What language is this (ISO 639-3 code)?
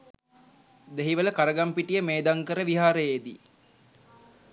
sin